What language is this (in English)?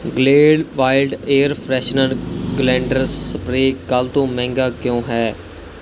Punjabi